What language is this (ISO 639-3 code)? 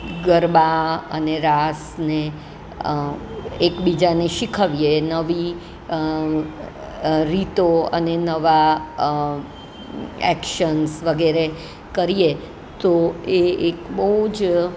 guj